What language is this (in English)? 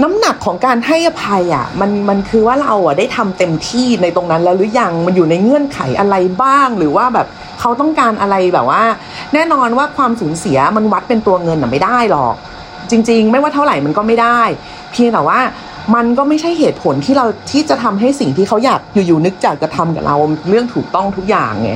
Thai